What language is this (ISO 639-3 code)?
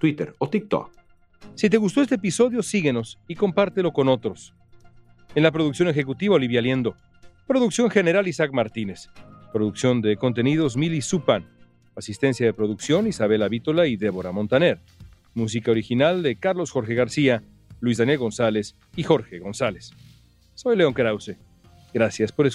spa